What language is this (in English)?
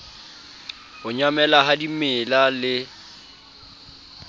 Southern Sotho